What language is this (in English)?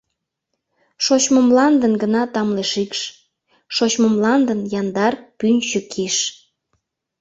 Mari